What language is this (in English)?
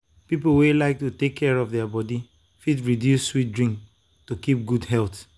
Nigerian Pidgin